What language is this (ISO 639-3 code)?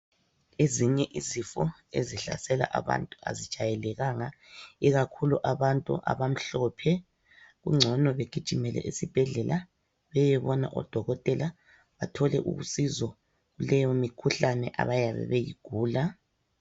nde